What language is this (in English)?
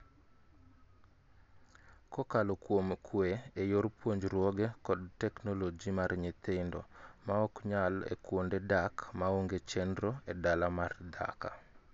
Luo (Kenya and Tanzania)